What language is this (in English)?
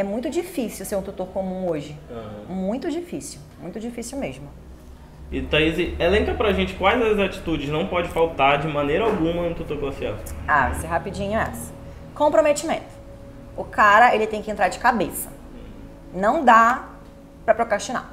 Portuguese